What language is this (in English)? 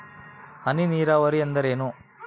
Kannada